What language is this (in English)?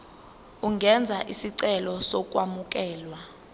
Zulu